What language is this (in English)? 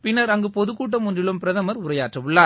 Tamil